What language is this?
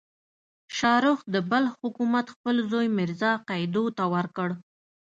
Pashto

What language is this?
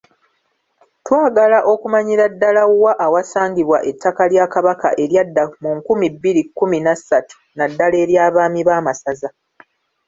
Ganda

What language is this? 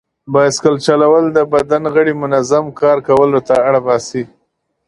Pashto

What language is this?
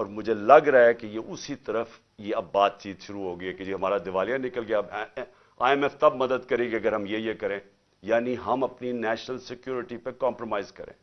Urdu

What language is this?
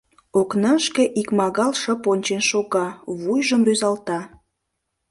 Mari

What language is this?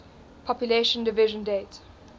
English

